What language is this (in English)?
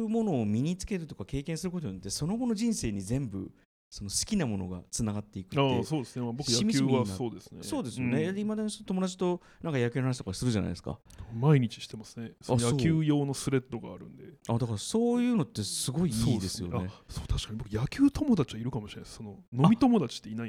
Japanese